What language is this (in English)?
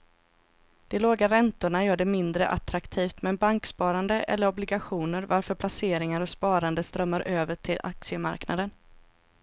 Swedish